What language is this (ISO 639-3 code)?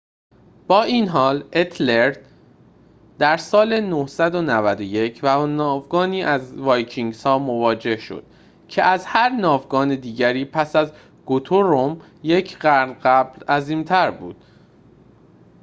fas